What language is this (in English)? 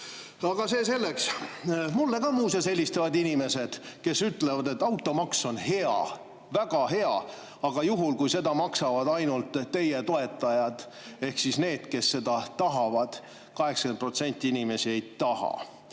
Estonian